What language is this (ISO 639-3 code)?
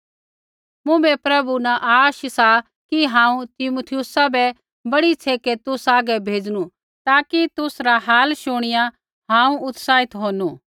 kfx